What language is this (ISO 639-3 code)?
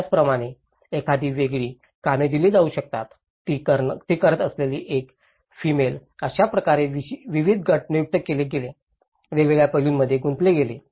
mar